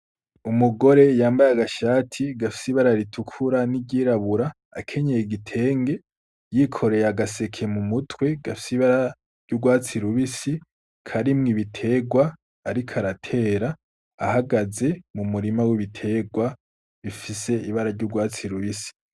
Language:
Rundi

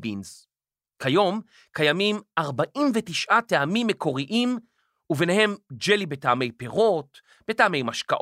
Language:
Hebrew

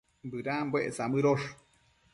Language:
Matsés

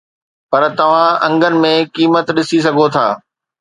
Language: Sindhi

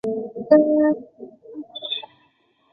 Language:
Chinese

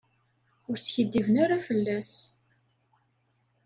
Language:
Kabyle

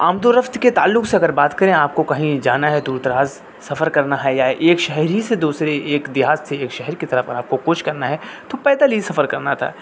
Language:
Urdu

